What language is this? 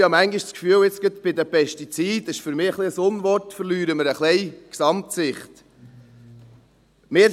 Swiss German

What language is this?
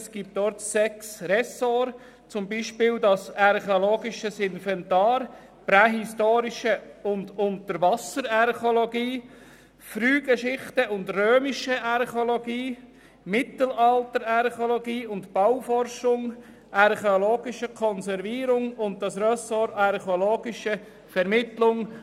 Swiss German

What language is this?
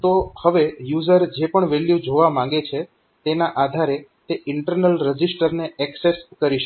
Gujarati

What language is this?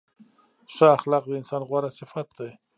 Pashto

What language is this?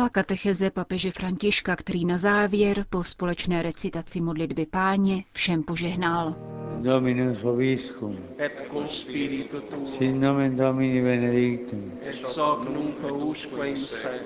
Czech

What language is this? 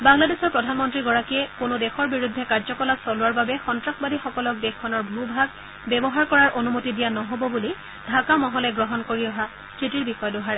Assamese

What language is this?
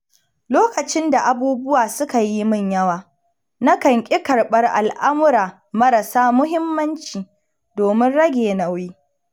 Hausa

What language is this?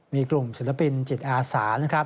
Thai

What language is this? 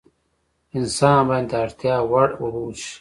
Pashto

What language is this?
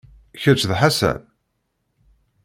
Kabyle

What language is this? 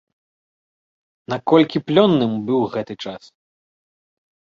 Belarusian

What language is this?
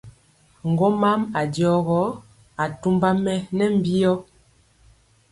Mpiemo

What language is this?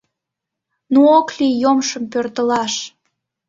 Mari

